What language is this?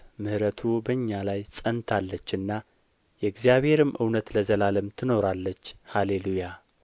Amharic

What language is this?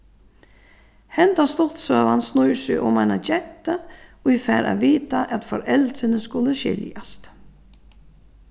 Faroese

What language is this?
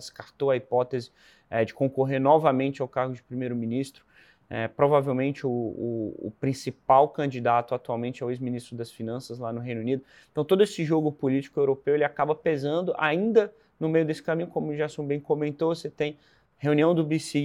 Portuguese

